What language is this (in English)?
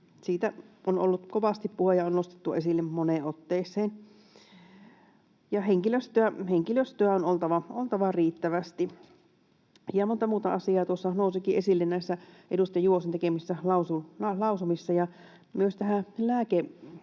Finnish